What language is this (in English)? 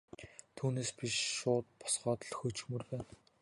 Mongolian